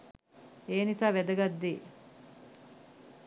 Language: Sinhala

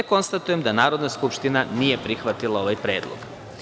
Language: Serbian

